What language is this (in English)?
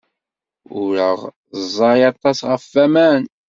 Kabyle